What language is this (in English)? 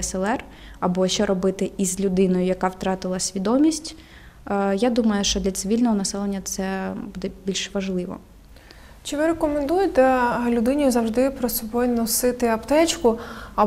Ukrainian